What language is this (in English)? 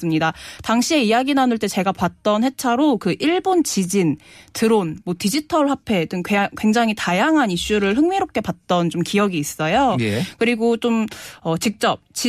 Korean